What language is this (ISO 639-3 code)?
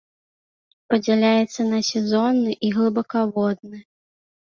bel